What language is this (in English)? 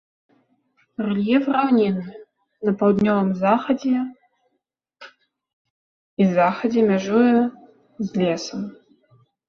Belarusian